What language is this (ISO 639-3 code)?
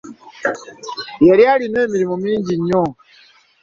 lug